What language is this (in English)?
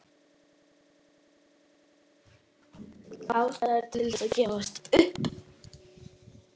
Icelandic